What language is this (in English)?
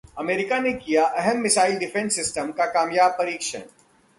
Hindi